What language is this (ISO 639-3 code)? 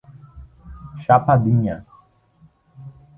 por